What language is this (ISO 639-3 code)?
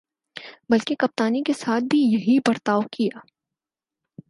urd